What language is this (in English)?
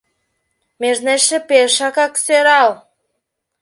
Mari